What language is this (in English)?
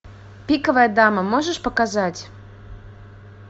Russian